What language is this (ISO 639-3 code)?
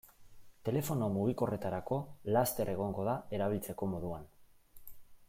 eus